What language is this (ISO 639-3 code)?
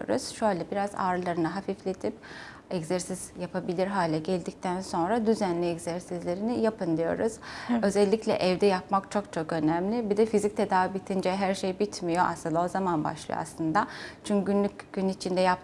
tur